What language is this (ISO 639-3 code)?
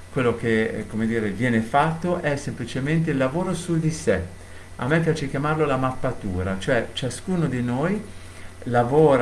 ita